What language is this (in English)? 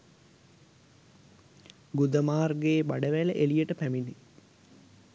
Sinhala